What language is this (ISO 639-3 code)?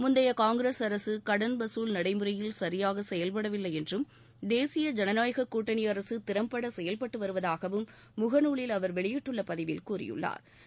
tam